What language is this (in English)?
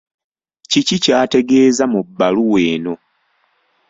Ganda